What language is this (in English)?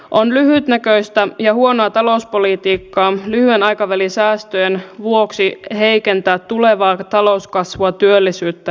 Finnish